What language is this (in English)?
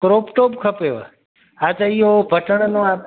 Sindhi